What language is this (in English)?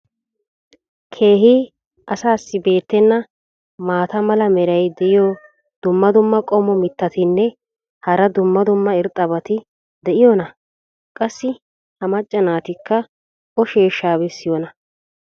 Wolaytta